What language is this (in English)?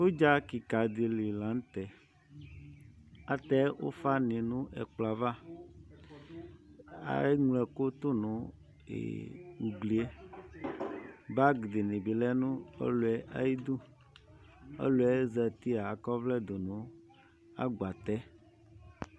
Ikposo